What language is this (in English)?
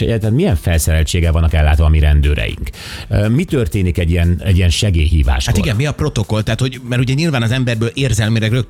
Hungarian